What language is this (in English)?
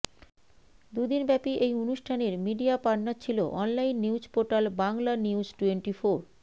Bangla